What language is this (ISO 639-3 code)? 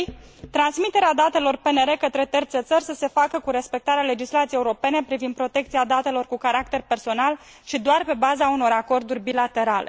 ron